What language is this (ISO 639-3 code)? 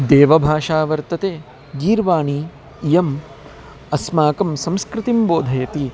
san